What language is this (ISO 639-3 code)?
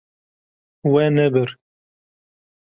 kur